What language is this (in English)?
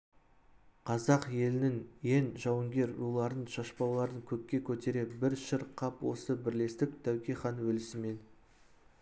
Kazakh